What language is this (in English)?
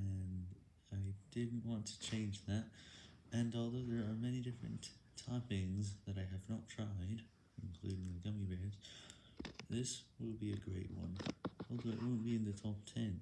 English